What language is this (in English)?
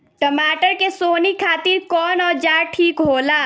Bhojpuri